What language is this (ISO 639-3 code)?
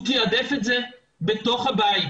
heb